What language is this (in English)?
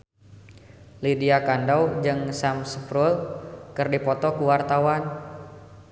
Sundanese